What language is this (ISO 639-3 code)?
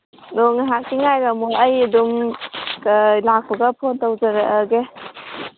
mni